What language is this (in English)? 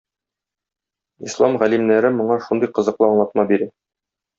Tatar